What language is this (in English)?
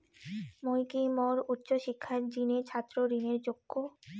Bangla